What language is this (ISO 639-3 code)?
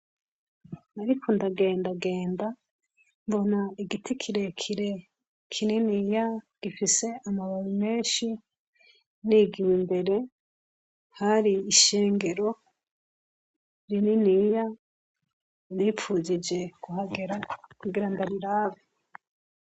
run